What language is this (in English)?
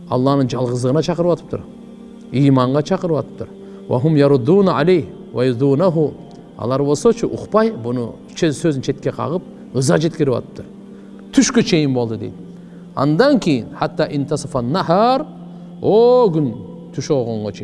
Turkish